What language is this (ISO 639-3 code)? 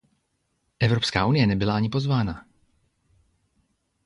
ces